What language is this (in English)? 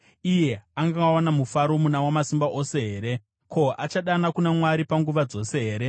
Shona